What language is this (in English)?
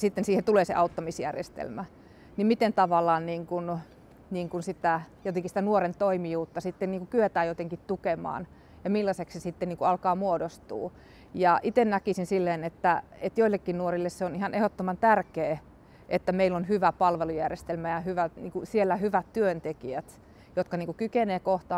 Finnish